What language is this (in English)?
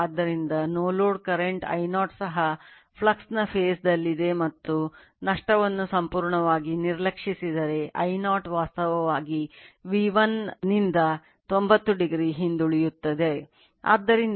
Kannada